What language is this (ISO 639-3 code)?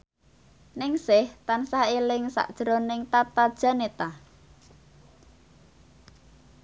jav